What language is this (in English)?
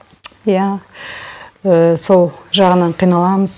Kazakh